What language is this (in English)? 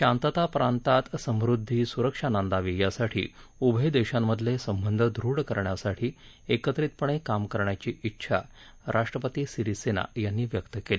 Marathi